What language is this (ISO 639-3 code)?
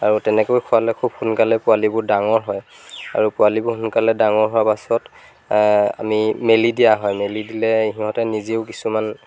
asm